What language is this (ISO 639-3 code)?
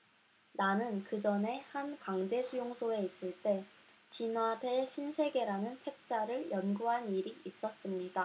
kor